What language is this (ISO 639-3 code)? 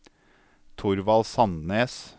nor